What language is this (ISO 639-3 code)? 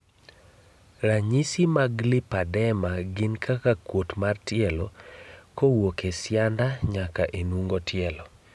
luo